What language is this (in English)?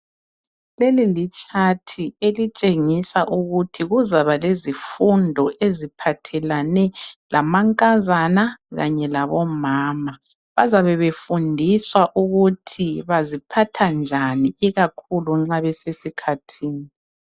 North Ndebele